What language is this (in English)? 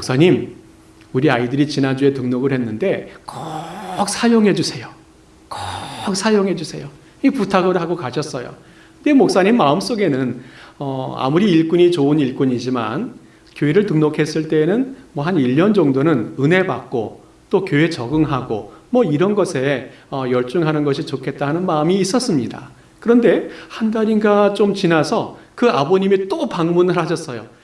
Korean